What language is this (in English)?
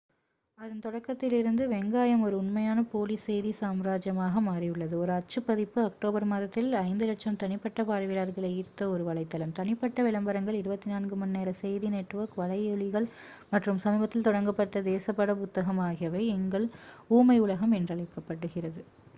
Tamil